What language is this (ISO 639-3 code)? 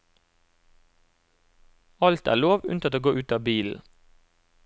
nor